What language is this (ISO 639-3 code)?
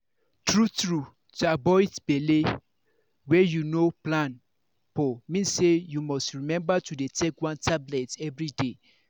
pcm